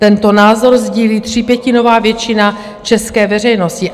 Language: Czech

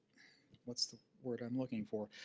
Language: English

